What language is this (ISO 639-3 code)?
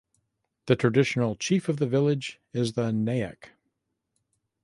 eng